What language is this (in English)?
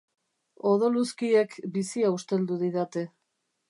Basque